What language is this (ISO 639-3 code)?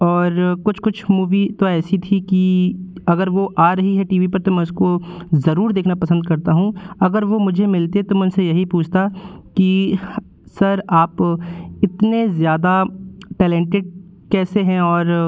hin